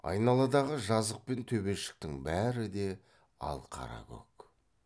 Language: Kazakh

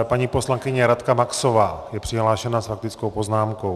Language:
Czech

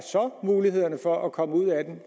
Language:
Danish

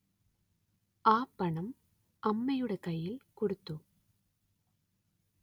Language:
Malayalam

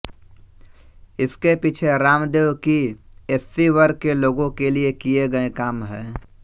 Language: Hindi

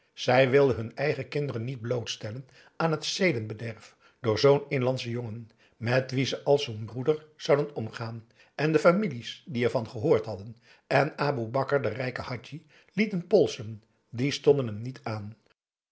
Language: Dutch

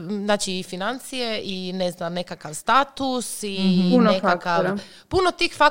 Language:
Croatian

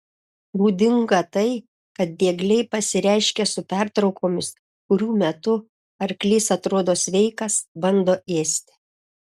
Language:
Lithuanian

